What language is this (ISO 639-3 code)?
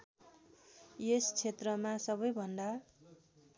nep